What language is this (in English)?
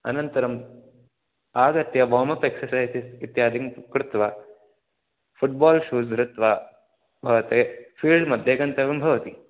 Sanskrit